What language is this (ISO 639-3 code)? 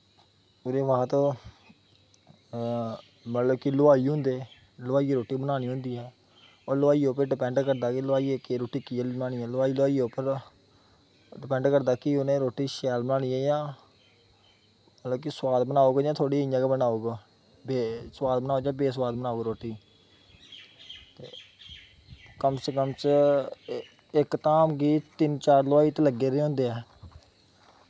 doi